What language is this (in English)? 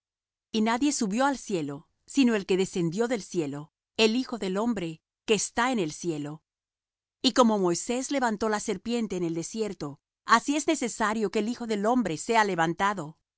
Spanish